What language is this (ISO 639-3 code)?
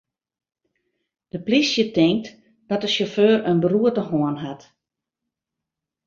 fry